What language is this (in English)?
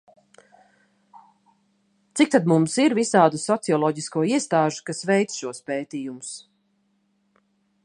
Latvian